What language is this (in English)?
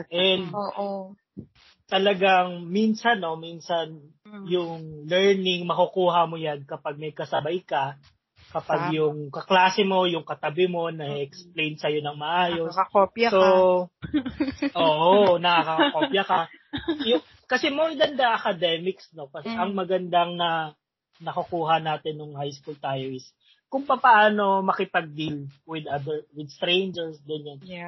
Filipino